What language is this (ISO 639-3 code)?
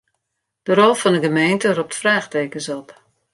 fry